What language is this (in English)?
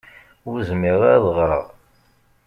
Kabyle